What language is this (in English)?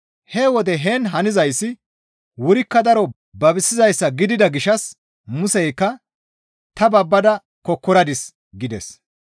Gamo